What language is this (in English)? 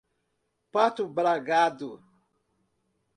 Portuguese